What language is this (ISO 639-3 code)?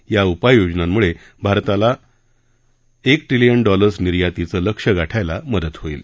mar